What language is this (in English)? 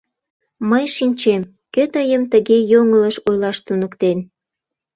Mari